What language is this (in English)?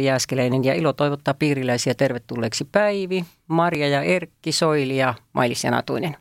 Finnish